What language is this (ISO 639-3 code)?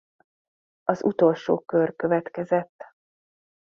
hun